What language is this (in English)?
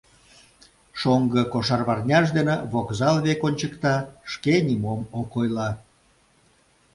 Mari